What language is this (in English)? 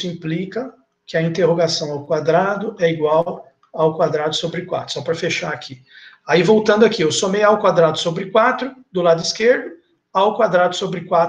Portuguese